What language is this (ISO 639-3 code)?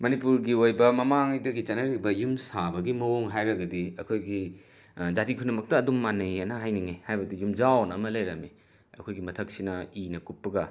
mni